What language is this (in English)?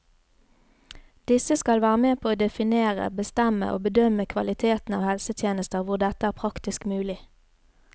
Norwegian